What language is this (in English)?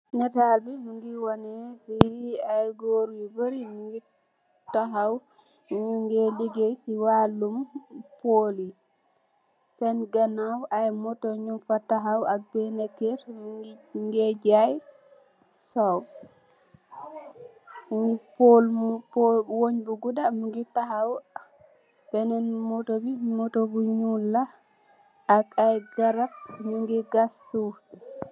Wolof